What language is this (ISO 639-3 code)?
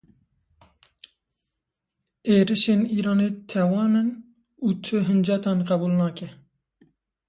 kur